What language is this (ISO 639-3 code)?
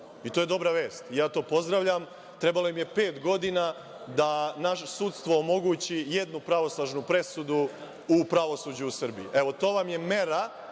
srp